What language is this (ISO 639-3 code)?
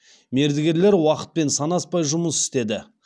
kaz